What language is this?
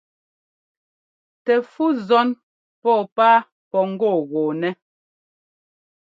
Ngomba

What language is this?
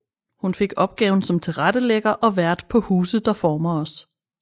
Danish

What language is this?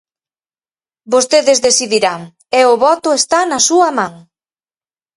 Galician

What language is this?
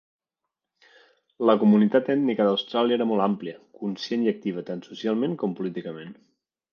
Catalan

